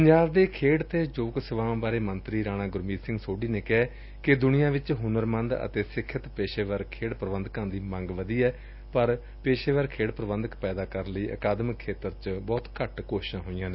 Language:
Punjabi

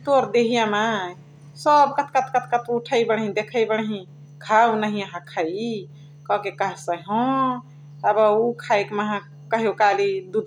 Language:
Chitwania Tharu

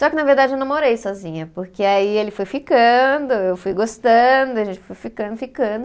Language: Portuguese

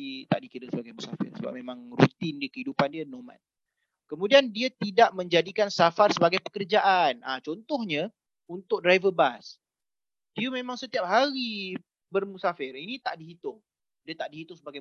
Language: Malay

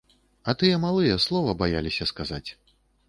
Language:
Belarusian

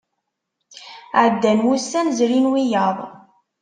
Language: Kabyle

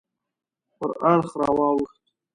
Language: Pashto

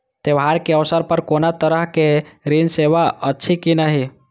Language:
Maithili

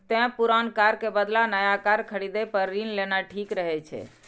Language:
Maithili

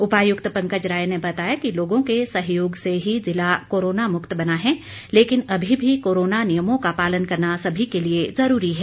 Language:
Hindi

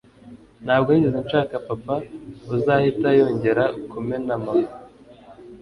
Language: Kinyarwanda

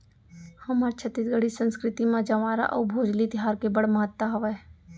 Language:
Chhattisgarhi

